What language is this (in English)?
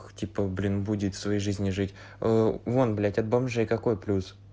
Russian